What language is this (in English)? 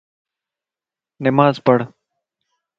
Lasi